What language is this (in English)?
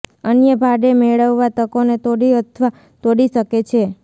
Gujarati